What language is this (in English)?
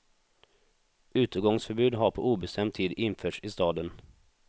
Swedish